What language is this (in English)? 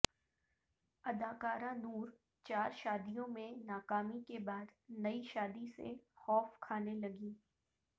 Urdu